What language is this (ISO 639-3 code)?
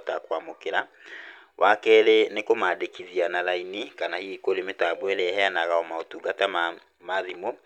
kik